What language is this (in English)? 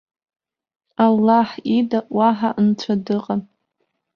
Abkhazian